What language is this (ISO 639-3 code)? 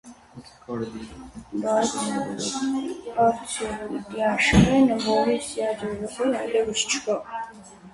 hye